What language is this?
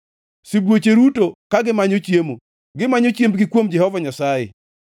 Luo (Kenya and Tanzania)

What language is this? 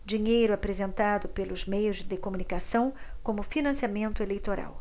Portuguese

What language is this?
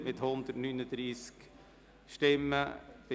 Swiss German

